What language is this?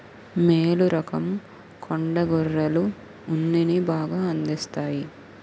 Telugu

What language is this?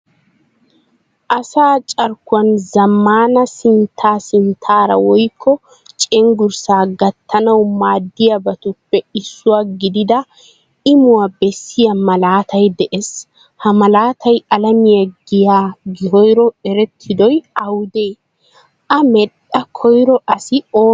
Wolaytta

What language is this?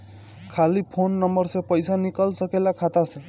Bhojpuri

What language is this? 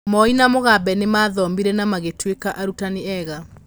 Kikuyu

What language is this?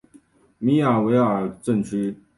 Chinese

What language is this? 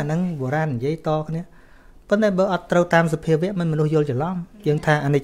Thai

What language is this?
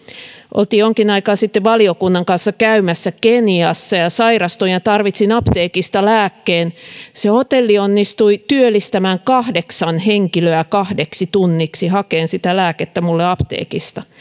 Finnish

